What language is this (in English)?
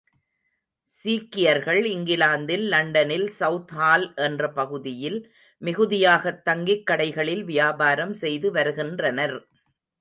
Tamil